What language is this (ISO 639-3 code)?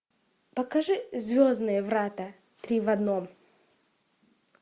rus